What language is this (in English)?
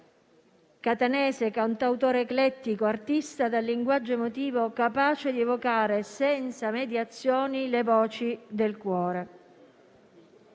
Italian